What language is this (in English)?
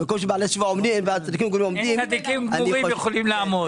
Hebrew